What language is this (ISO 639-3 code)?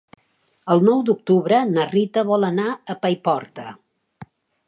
cat